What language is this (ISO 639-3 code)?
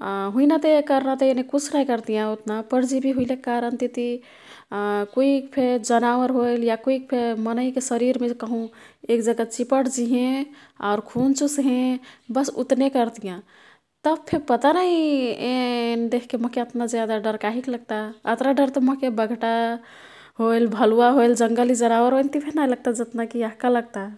tkt